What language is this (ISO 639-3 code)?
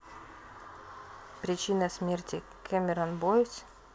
rus